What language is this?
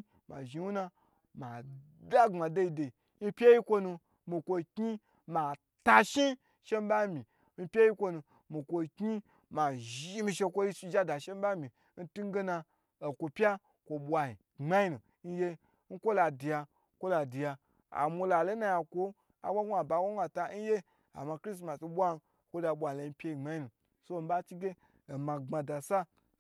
Gbagyi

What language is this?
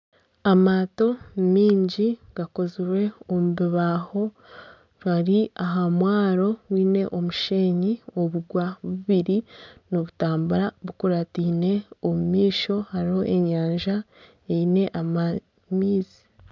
Nyankole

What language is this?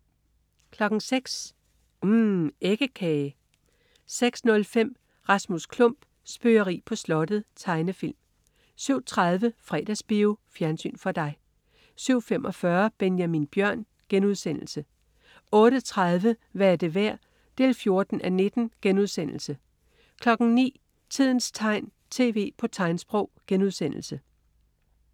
Danish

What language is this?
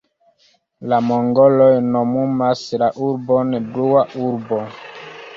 Esperanto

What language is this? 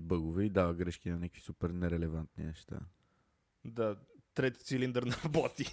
Bulgarian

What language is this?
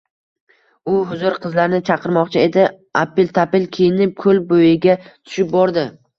Uzbek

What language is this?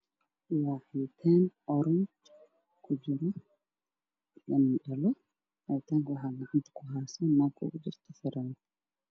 Somali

